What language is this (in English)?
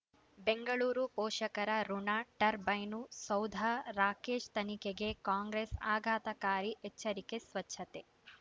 Kannada